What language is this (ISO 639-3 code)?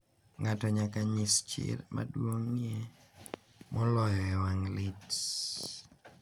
luo